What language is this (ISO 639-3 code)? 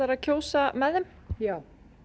isl